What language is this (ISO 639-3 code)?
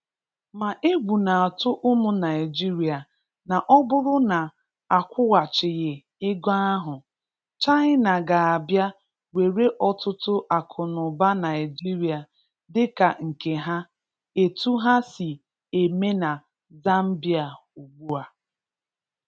ibo